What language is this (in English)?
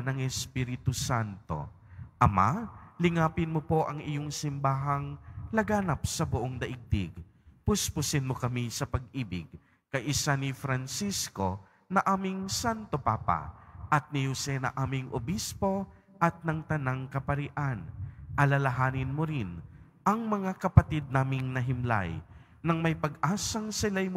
Filipino